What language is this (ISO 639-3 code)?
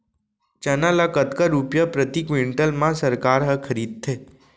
hne